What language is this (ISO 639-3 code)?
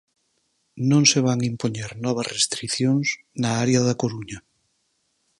glg